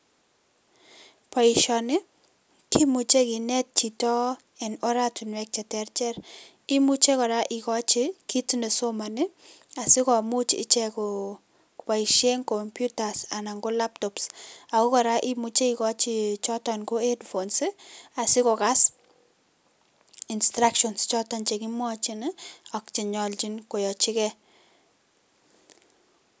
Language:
Kalenjin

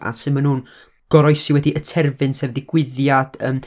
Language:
Welsh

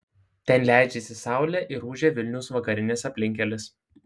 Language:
Lithuanian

